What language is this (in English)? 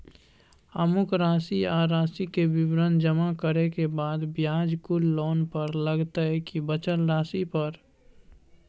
Maithili